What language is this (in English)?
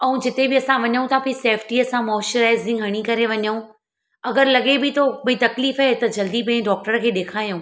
Sindhi